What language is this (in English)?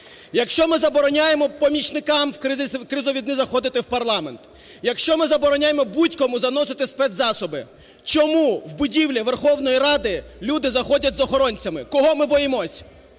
Ukrainian